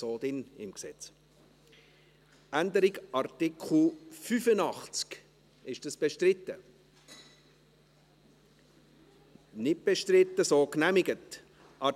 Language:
Swiss German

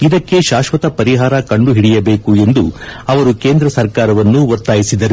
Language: Kannada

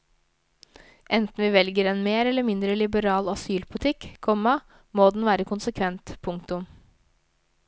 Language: Norwegian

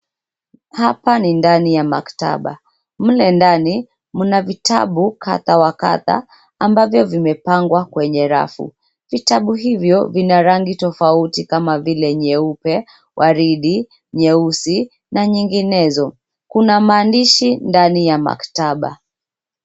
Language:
Swahili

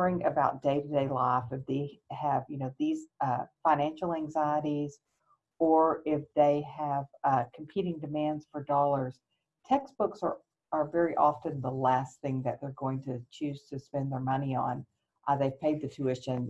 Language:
English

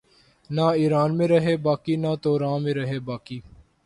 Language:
Urdu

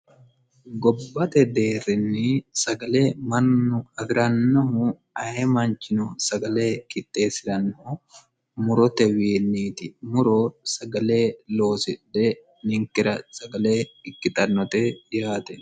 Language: Sidamo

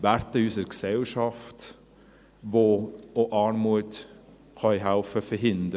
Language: Swiss German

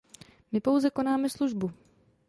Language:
Czech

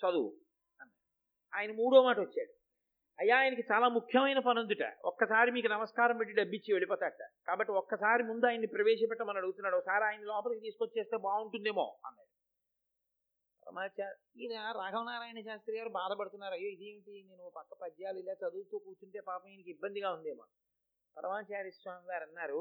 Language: Telugu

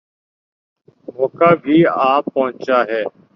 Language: Urdu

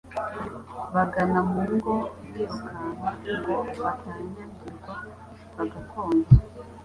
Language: Kinyarwanda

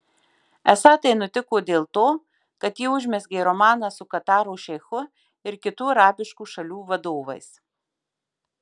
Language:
Lithuanian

